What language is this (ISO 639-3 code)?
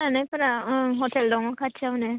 brx